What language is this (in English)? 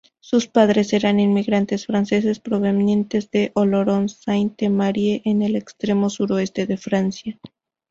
Spanish